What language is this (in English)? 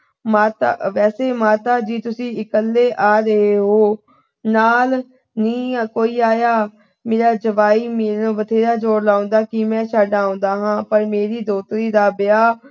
Punjabi